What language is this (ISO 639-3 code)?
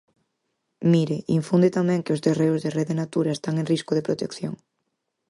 glg